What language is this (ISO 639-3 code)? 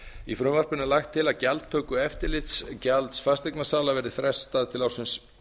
isl